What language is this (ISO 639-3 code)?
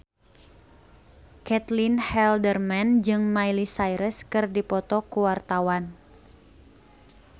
sun